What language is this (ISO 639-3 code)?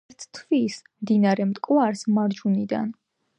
kat